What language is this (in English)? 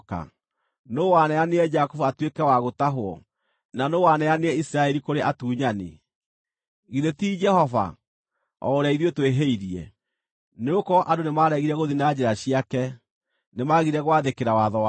Kikuyu